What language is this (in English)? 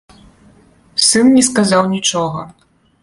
Belarusian